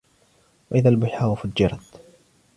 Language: Arabic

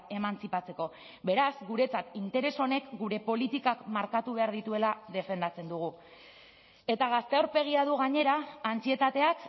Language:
Basque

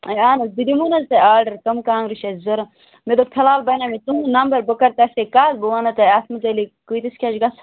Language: Kashmiri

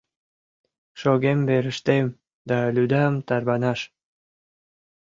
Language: Mari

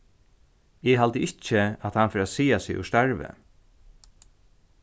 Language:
Faroese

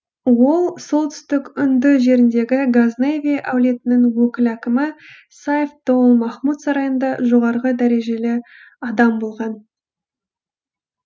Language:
Kazakh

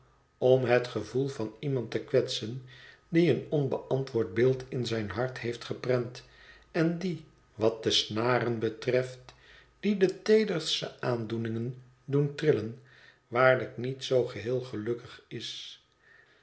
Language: Dutch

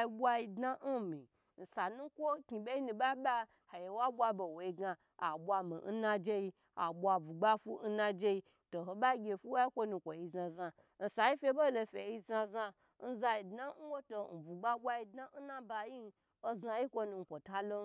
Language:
Gbagyi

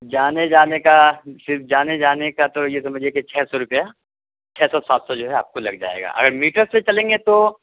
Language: Urdu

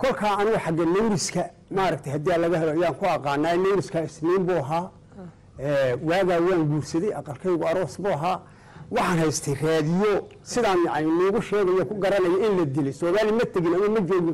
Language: Arabic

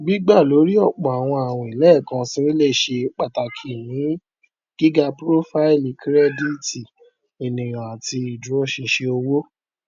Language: Yoruba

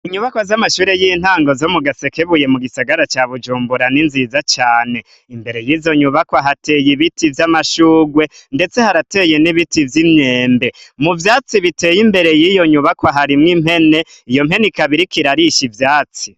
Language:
Rundi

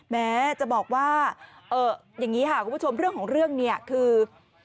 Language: Thai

